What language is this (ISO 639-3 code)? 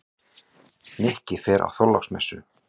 isl